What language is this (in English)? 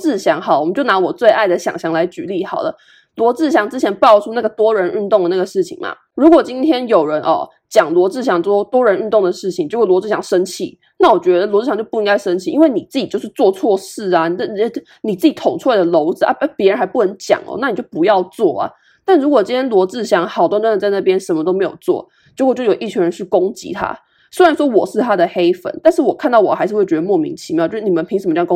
Chinese